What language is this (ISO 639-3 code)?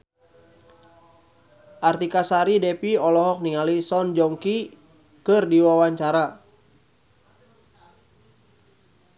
sun